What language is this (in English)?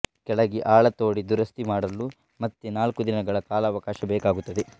Kannada